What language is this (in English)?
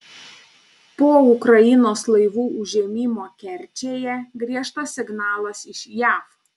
Lithuanian